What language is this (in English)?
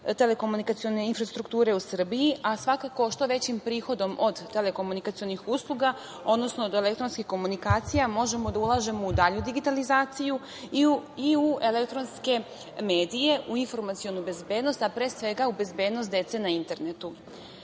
Serbian